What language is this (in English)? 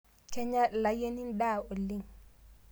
Masai